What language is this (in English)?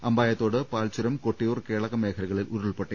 Malayalam